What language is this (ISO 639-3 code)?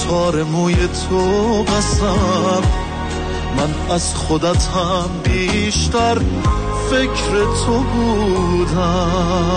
fas